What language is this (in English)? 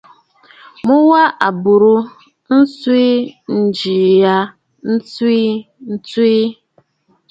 Bafut